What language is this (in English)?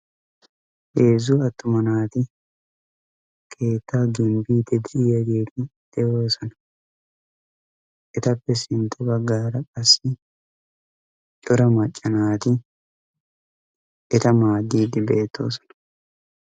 Wolaytta